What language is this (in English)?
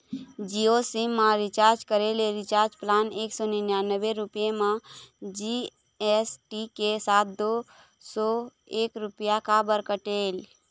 Chhattisgarhi